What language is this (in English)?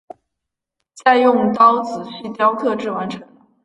Chinese